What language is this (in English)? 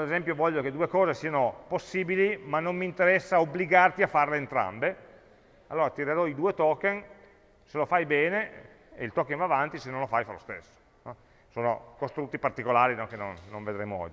Italian